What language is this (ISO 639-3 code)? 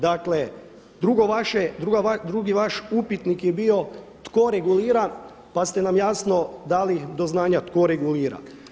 hrv